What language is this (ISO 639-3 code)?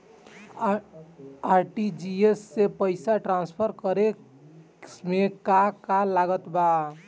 bho